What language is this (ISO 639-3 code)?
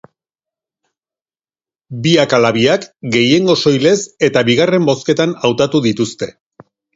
eus